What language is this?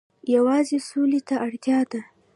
Pashto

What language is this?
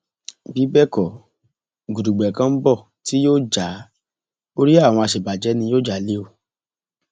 Yoruba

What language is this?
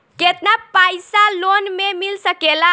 Bhojpuri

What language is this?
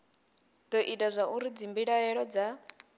Venda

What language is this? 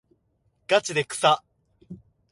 Japanese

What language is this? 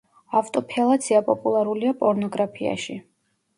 Georgian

